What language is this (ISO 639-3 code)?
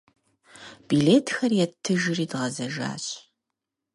kbd